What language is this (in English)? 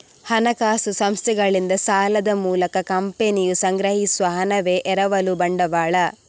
Kannada